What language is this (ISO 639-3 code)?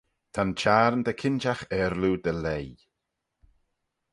glv